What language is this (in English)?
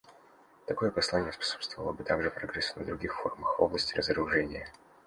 Russian